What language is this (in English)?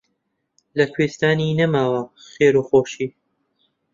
Central Kurdish